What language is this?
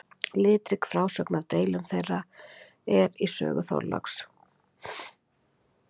Icelandic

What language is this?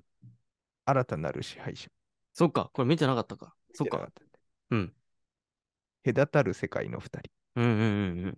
Japanese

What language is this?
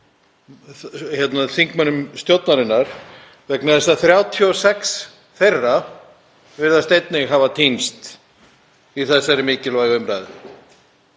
Icelandic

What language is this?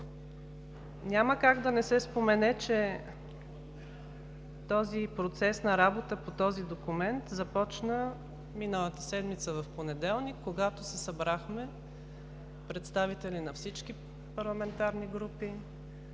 Bulgarian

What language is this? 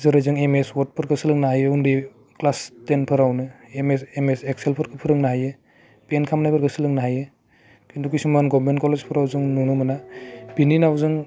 Bodo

